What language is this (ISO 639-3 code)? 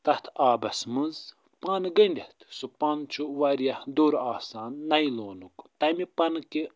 kas